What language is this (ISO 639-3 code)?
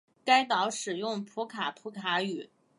zho